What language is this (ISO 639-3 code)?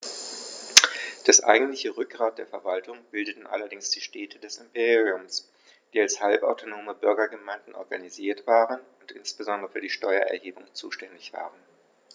deu